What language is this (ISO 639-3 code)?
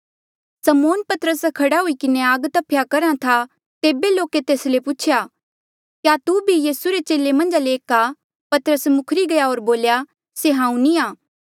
mjl